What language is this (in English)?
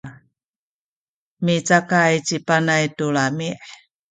Sakizaya